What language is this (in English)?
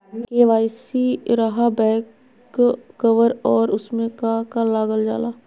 Magahi